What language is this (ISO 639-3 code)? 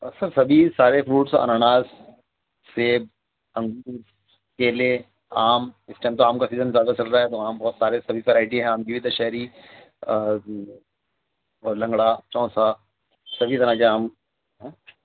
urd